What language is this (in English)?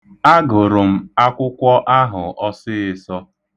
Igbo